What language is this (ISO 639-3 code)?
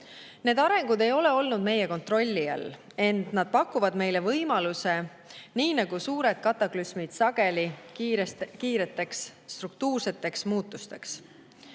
est